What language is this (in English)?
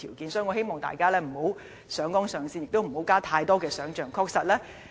Cantonese